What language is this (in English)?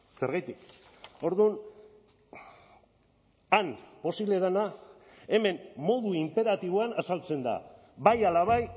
Basque